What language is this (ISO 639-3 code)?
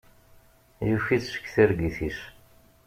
kab